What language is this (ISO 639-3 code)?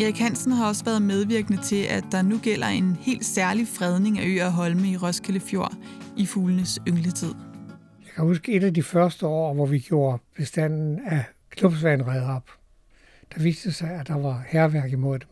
dan